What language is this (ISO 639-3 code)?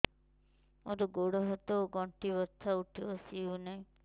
ori